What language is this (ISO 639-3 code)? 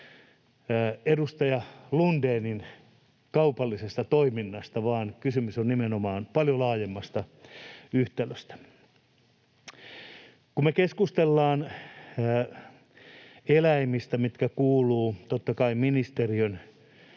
fin